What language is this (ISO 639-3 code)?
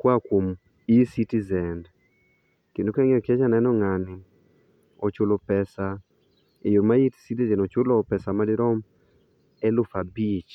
luo